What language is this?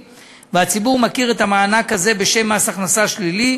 Hebrew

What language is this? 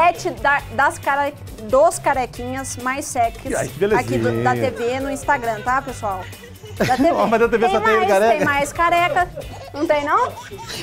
Portuguese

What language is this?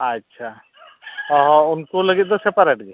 Santali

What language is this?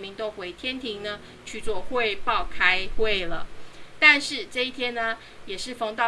Chinese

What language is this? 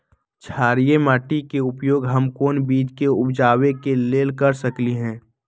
Magahi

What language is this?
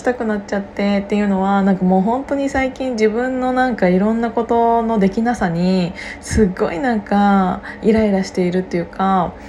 Japanese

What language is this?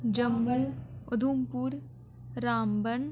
Dogri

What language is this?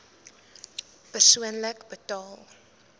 Afrikaans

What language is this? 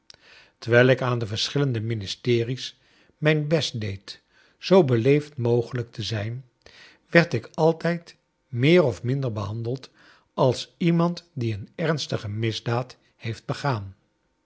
Dutch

